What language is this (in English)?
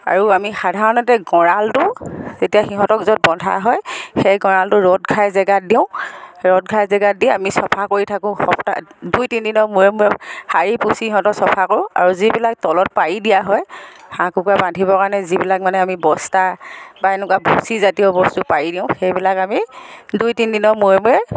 Assamese